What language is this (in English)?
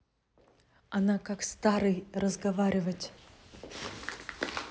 Russian